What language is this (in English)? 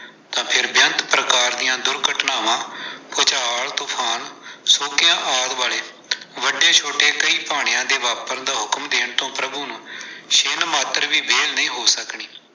Punjabi